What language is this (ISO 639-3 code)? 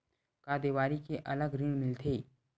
hne